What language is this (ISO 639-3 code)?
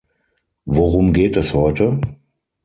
deu